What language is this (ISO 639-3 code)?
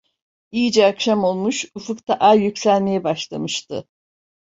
tur